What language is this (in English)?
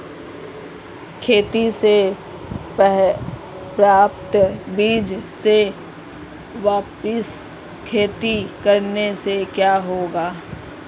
Hindi